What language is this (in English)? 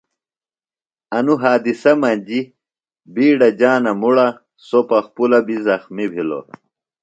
Phalura